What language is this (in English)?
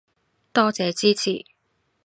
Cantonese